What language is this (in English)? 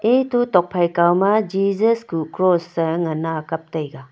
Wancho Naga